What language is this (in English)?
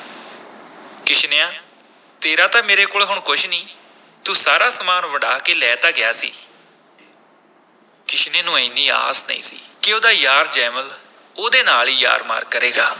Punjabi